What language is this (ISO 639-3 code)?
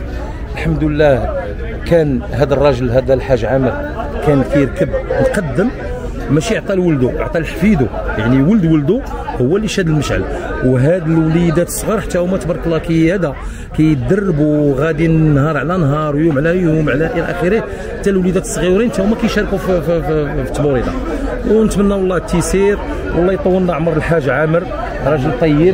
ara